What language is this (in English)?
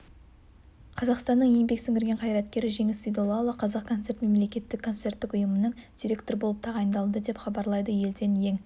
Kazakh